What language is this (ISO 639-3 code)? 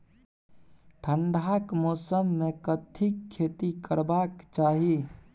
mai